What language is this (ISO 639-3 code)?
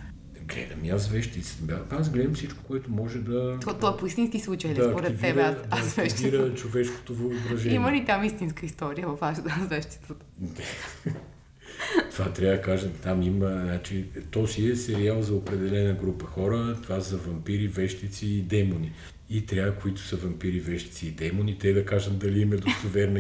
bul